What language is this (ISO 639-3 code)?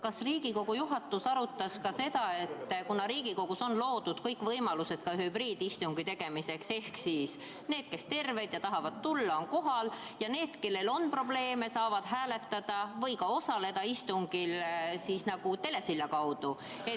est